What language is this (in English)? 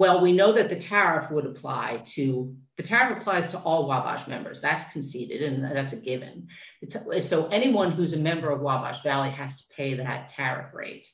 English